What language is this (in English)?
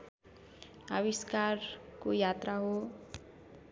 Nepali